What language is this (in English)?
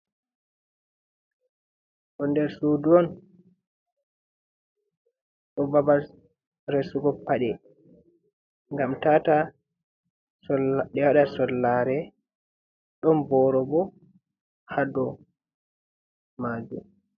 Fula